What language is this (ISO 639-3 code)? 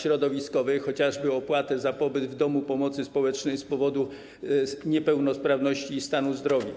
pol